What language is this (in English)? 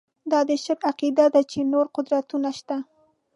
Pashto